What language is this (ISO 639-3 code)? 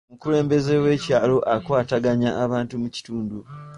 lug